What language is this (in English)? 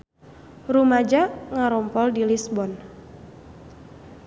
Sundanese